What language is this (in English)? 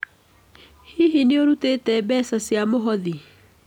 Kikuyu